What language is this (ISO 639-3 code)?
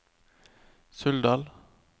nor